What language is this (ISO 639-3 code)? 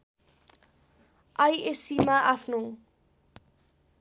nep